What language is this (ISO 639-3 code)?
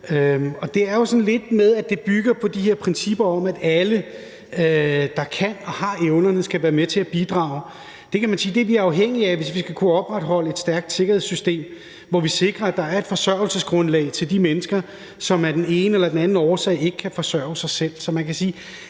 dan